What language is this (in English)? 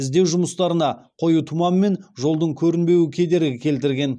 Kazakh